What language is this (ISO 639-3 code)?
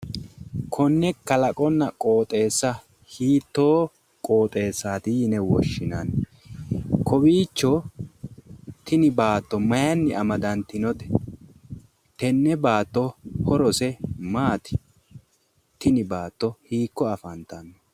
sid